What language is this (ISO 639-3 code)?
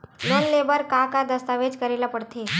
hne